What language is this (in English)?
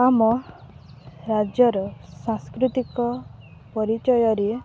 Odia